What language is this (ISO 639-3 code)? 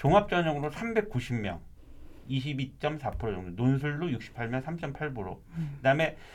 kor